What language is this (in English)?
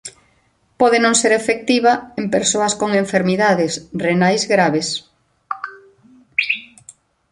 Galician